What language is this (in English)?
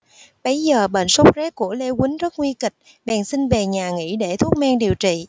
Vietnamese